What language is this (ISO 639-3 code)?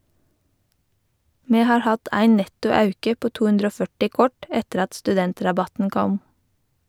nor